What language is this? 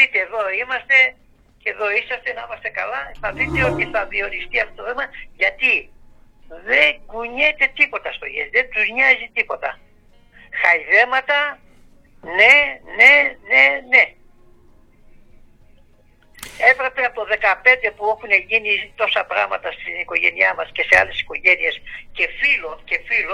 Greek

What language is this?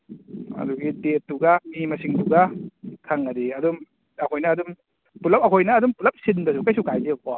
Manipuri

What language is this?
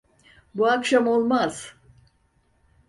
Turkish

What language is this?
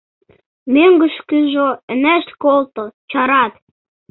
Mari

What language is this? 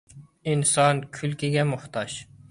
Uyghur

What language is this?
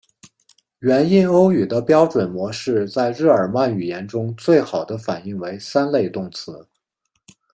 Chinese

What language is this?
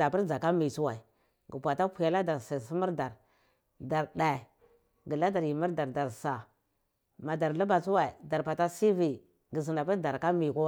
Cibak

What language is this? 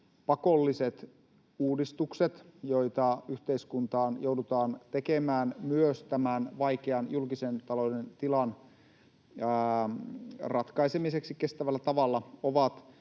Finnish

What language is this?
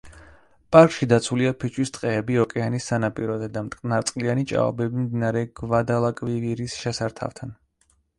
Georgian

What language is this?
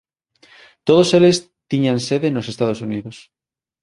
Galician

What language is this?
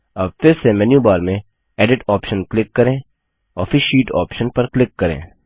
Hindi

